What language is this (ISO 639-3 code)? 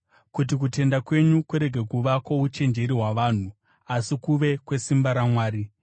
sna